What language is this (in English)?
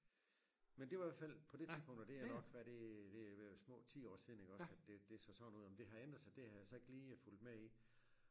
Danish